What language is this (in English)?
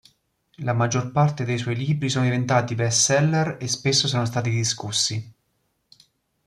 Italian